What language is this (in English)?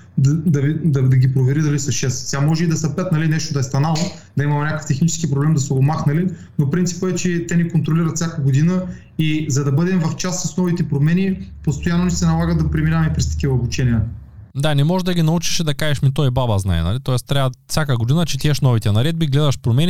Bulgarian